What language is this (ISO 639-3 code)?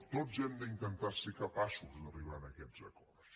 cat